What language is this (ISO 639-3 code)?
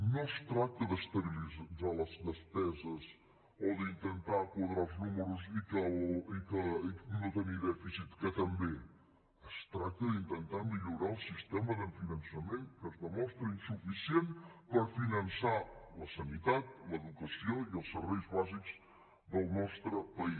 cat